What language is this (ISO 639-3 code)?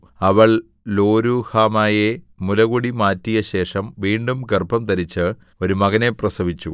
mal